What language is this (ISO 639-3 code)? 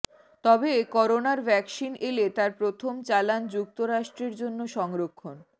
ben